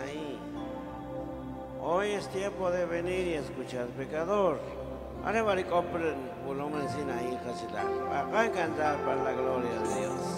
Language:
Spanish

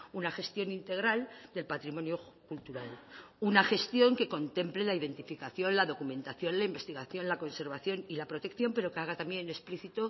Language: Spanish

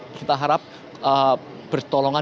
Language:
Indonesian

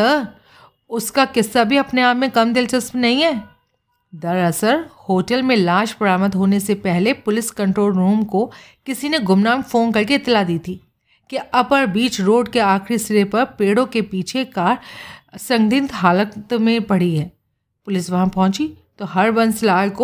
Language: Hindi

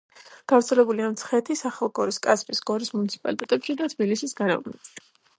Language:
Georgian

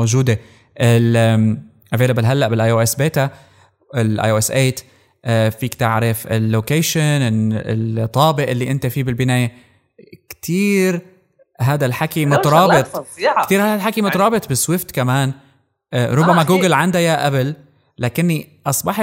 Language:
Arabic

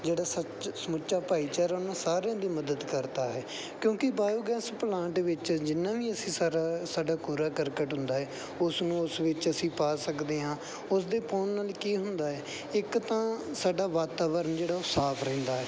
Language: Punjabi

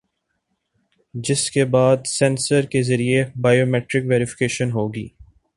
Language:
Urdu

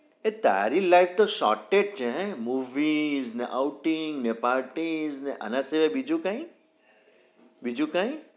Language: Gujarati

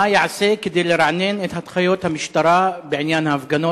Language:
Hebrew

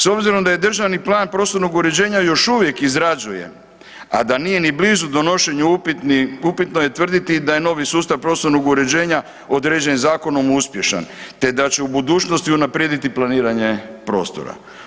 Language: Croatian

